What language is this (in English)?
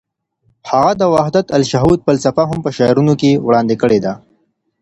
Pashto